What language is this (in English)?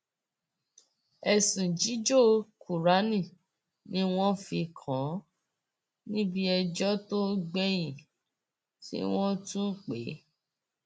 Yoruba